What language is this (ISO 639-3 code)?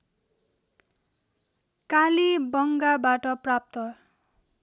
nep